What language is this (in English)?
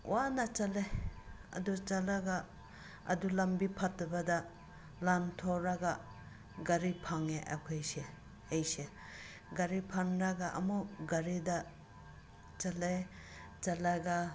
Manipuri